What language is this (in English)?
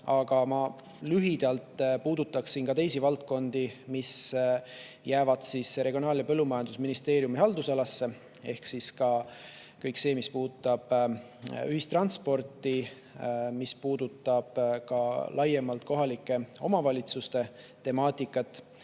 Estonian